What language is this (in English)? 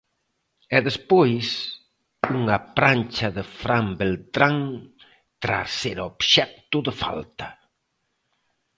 Galician